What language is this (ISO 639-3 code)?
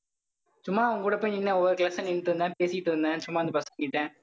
tam